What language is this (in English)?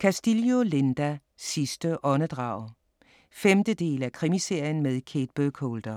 Danish